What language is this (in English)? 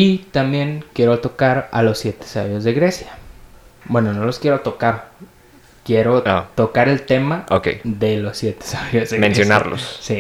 Spanish